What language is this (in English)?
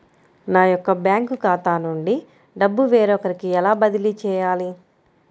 Telugu